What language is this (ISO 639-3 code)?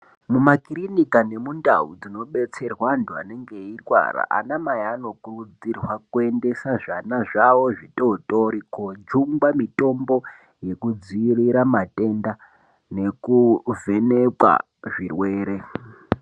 ndc